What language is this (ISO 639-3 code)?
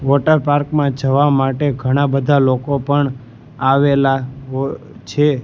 guj